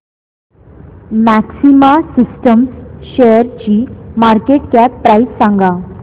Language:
Marathi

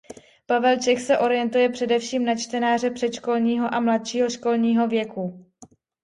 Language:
Czech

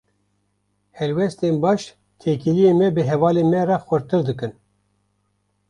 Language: Kurdish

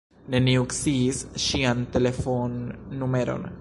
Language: Esperanto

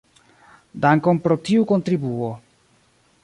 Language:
Esperanto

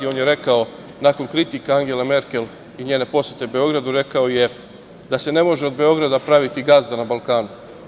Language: Serbian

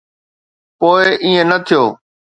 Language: Sindhi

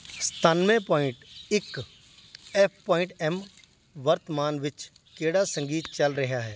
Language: Punjabi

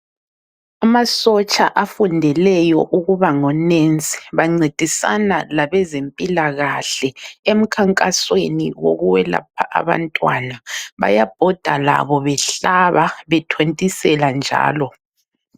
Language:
North Ndebele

